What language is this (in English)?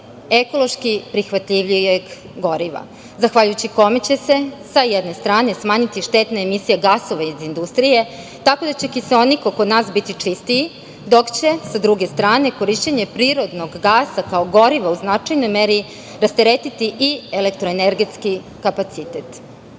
Serbian